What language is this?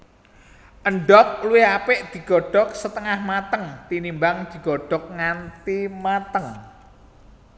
Javanese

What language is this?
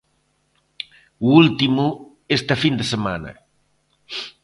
Galician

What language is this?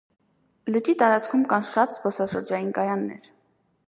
Armenian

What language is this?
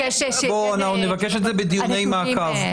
Hebrew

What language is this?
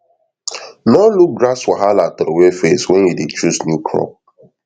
Nigerian Pidgin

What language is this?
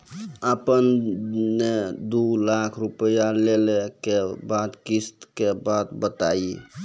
Maithili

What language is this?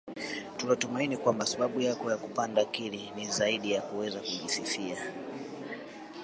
Swahili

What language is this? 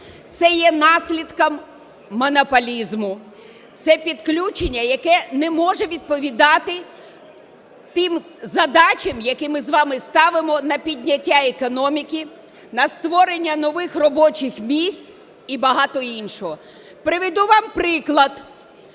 Ukrainian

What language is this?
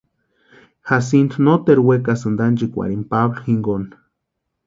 Western Highland Purepecha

